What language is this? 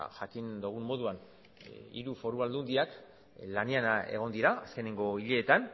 Basque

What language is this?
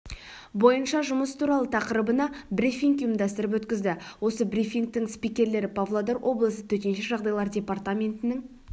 Kazakh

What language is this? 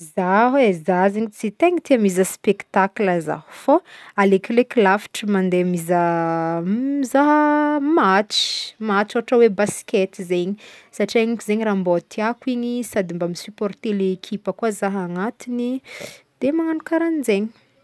Northern Betsimisaraka Malagasy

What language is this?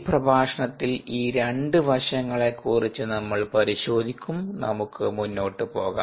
Malayalam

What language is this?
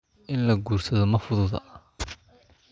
Somali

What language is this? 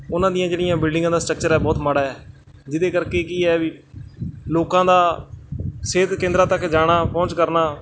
Punjabi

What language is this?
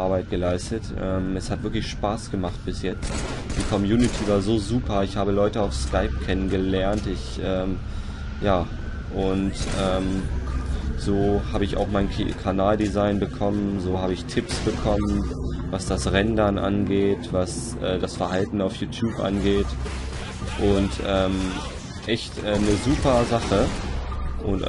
German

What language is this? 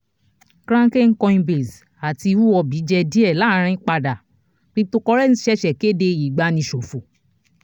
Yoruba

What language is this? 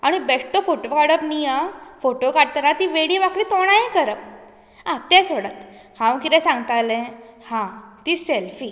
Konkani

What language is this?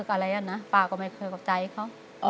Thai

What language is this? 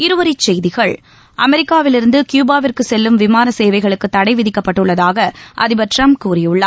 Tamil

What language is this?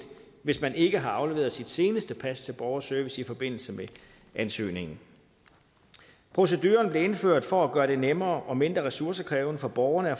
Danish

